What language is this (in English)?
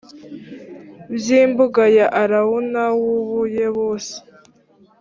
Kinyarwanda